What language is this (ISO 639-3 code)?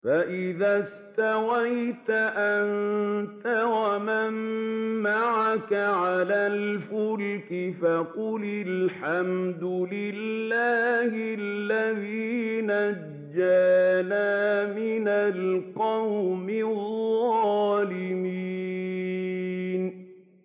ara